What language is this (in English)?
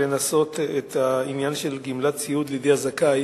Hebrew